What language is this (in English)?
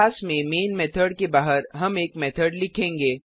Hindi